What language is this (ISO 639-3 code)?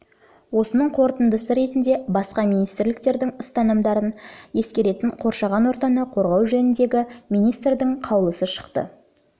kaz